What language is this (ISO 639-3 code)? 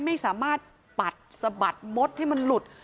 tha